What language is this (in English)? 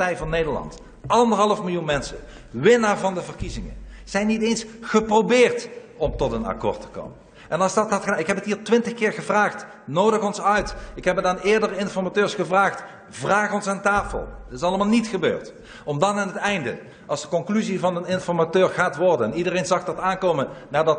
Dutch